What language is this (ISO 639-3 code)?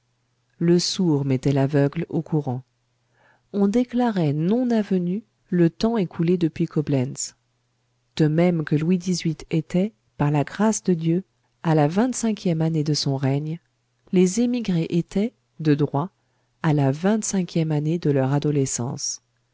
fra